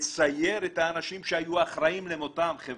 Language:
Hebrew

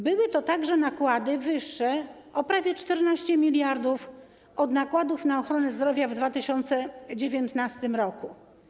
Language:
Polish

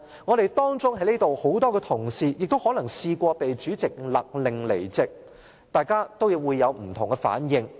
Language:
Cantonese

